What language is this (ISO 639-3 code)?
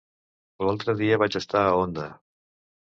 cat